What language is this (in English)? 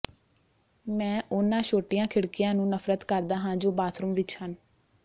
Punjabi